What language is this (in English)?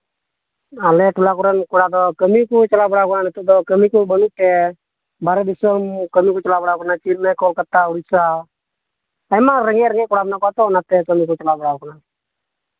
Santali